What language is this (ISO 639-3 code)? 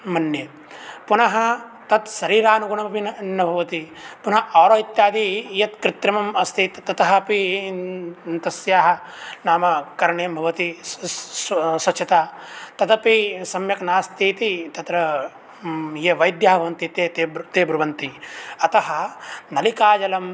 san